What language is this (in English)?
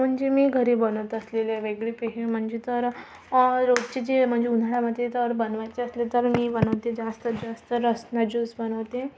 Marathi